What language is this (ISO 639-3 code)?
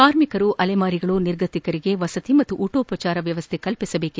kan